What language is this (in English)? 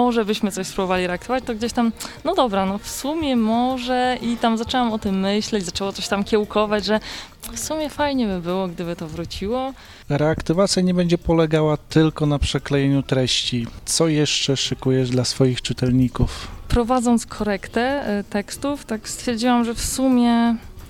Polish